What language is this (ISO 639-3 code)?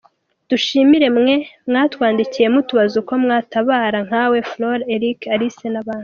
kin